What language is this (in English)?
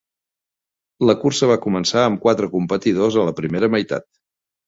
Catalan